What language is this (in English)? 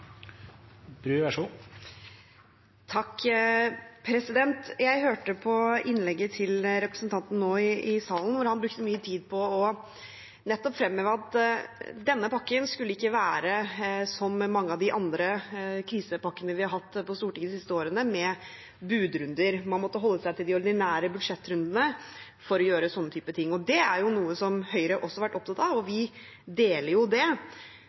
Norwegian